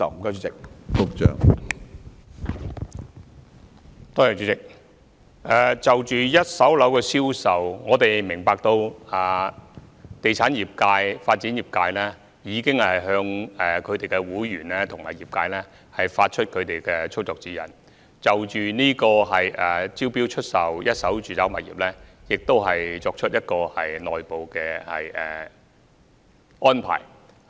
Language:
Cantonese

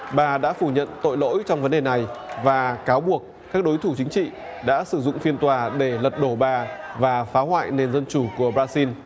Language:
Vietnamese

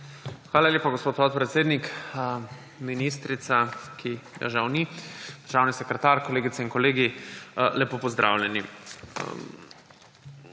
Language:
Slovenian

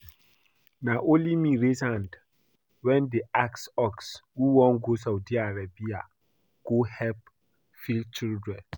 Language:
Nigerian Pidgin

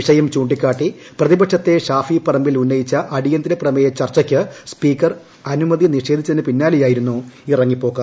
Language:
Malayalam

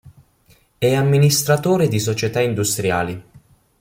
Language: Italian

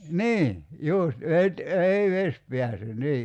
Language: Finnish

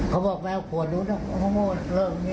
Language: Thai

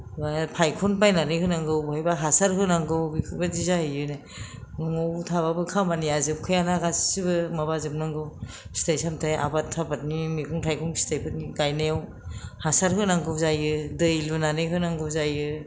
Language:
Bodo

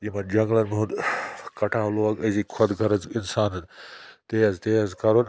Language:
Kashmiri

